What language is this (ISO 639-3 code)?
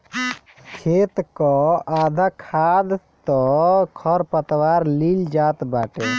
bho